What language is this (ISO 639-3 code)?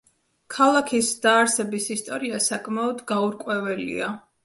kat